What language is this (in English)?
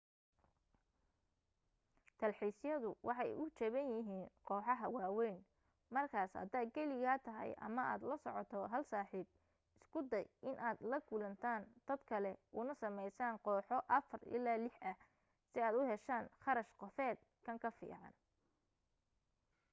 Somali